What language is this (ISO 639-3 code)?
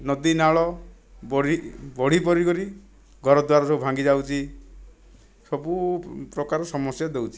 ori